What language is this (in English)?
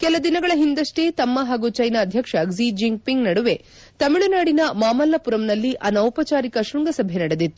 Kannada